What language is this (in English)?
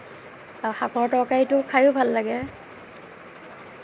Assamese